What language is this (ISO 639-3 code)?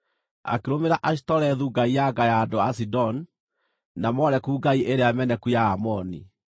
kik